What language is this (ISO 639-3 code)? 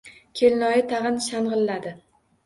uzb